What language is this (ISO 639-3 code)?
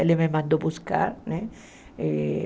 por